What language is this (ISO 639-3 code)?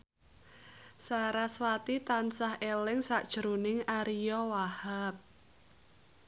jav